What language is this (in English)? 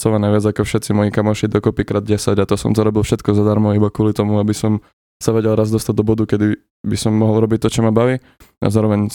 Slovak